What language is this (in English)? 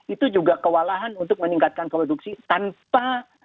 Indonesian